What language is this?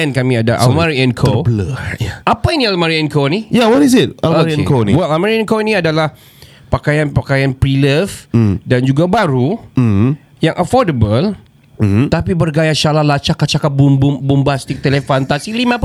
Malay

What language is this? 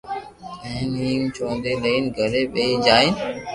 Loarki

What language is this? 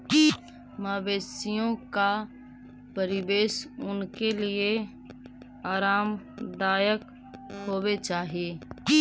Magahi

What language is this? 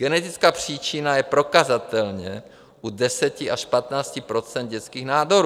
Czech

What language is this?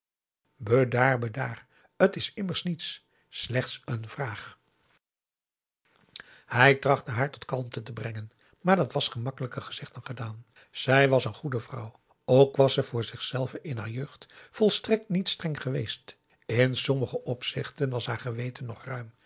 Dutch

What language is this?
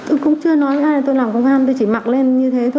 Vietnamese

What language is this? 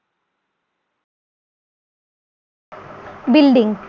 Bangla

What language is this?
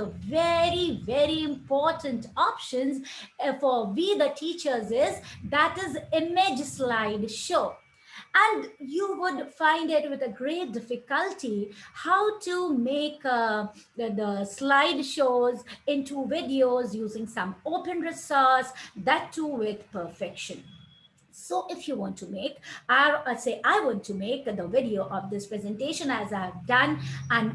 English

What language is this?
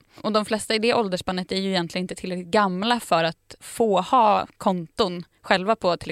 Swedish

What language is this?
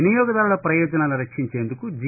Telugu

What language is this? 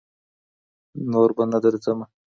Pashto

